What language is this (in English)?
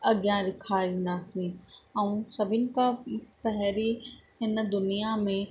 Sindhi